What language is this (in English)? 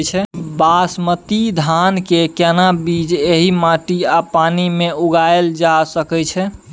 Maithili